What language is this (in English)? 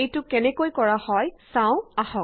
Assamese